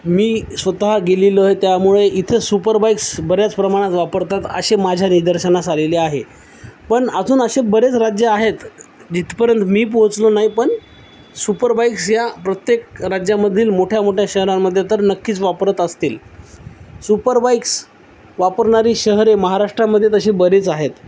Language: Marathi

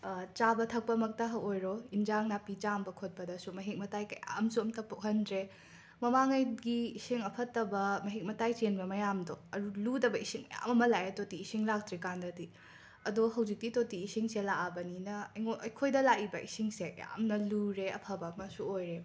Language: Manipuri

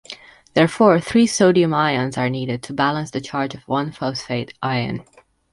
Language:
English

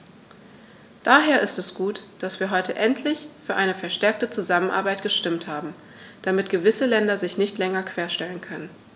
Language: German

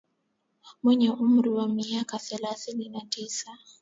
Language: Swahili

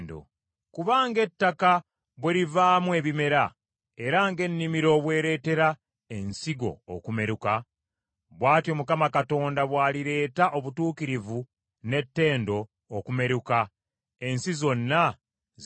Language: Ganda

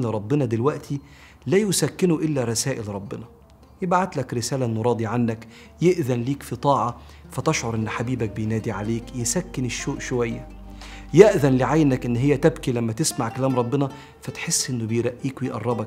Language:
Arabic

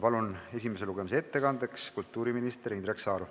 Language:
Estonian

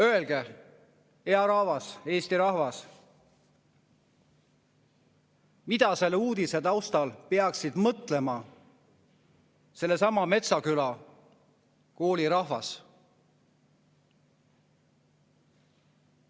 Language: Estonian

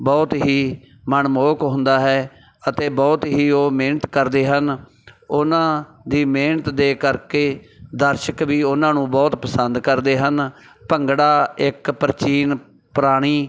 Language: Punjabi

